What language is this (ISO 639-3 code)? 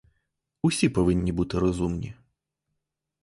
ukr